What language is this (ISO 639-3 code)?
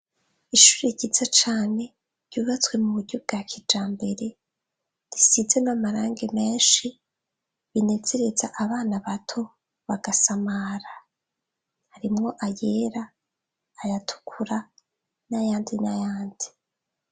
run